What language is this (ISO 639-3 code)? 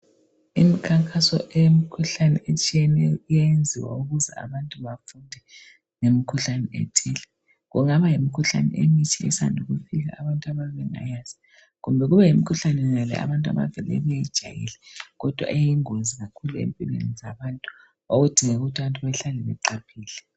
nde